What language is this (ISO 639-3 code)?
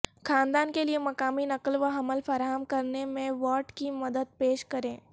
urd